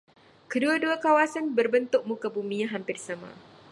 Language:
Malay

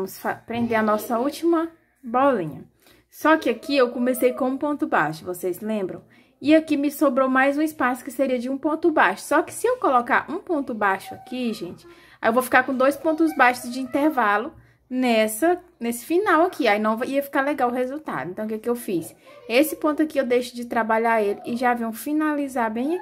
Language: Portuguese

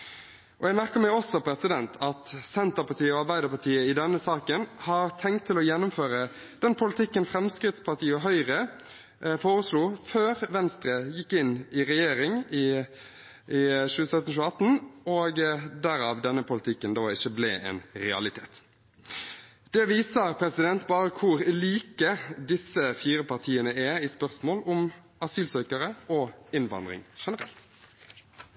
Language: Norwegian Bokmål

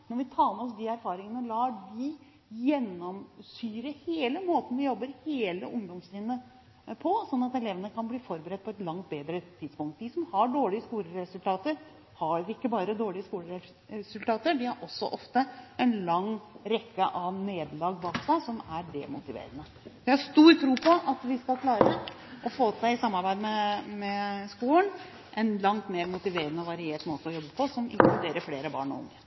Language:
Norwegian Bokmål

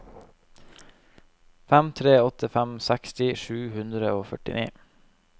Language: Norwegian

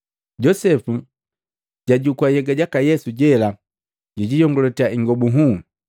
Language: Matengo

